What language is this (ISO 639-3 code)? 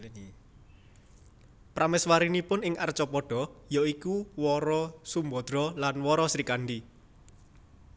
jav